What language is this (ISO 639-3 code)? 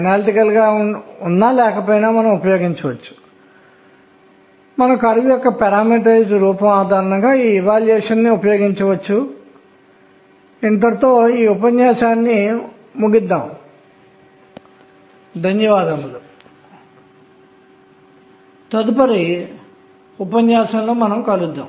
tel